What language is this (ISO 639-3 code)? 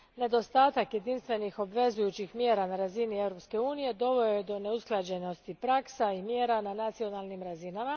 hrv